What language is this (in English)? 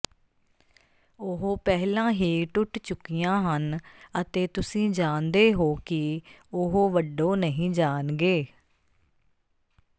Punjabi